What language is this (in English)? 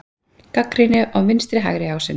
Icelandic